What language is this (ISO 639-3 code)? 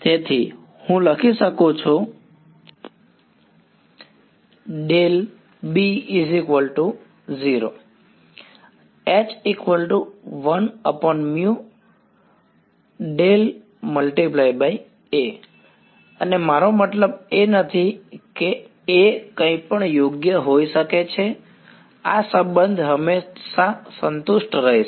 guj